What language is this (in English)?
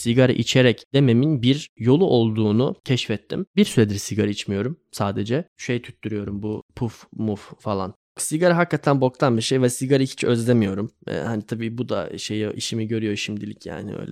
Turkish